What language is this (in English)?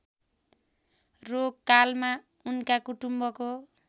Nepali